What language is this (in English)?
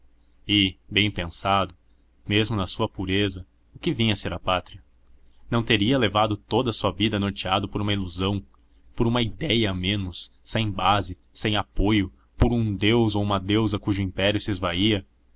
Portuguese